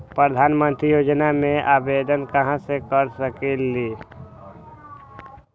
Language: Magahi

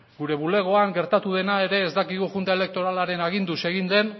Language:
Basque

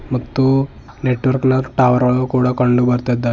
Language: Kannada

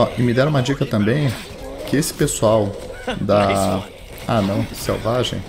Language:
Portuguese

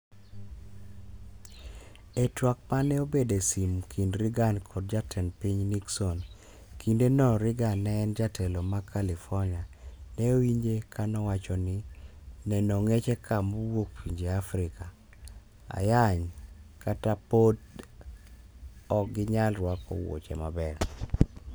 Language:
Luo (Kenya and Tanzania)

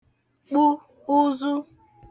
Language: Igbo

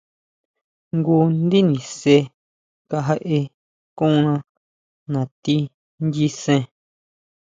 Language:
Huautla Mazatec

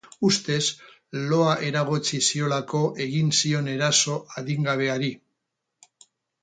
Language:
Basque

